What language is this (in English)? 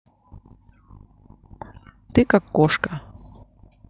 Russian